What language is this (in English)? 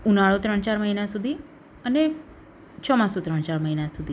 Gujarati